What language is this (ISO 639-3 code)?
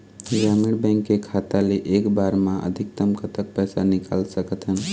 hne